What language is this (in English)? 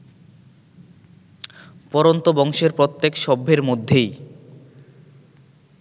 Bangla